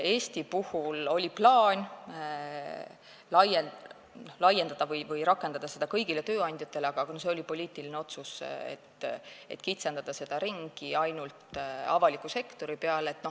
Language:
Estonian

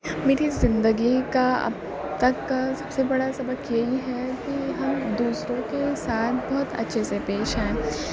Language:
Urdu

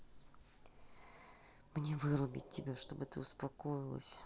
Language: Russian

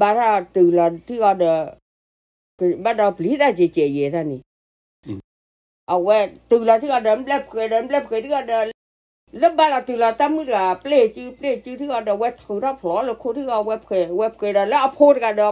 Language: Thai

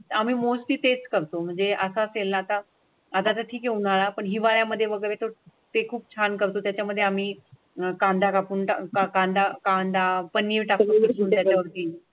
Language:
Marathi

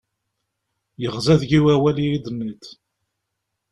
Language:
Kabyle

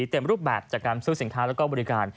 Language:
Thai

